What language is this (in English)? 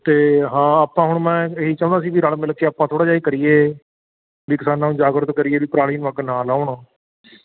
Punjabi